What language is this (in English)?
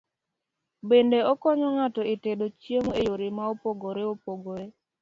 Luo (Kenya and Tanzania)